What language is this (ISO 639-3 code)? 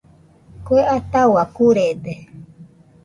hux